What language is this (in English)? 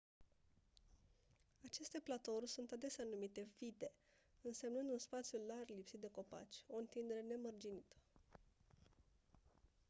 Romanian